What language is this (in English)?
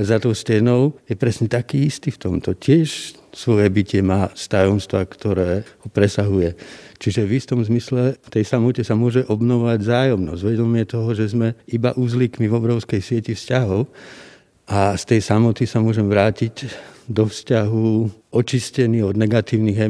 Slovak